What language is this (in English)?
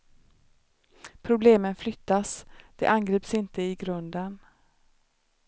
Swedish